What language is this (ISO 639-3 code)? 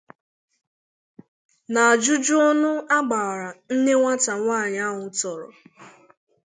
ibo